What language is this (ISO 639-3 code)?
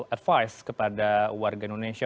ind